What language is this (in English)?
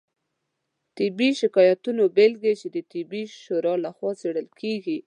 Pashto